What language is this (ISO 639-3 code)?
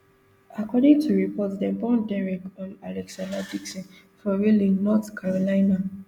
pcm